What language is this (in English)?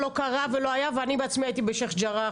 Hebrew